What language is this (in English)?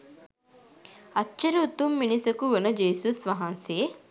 Sinhala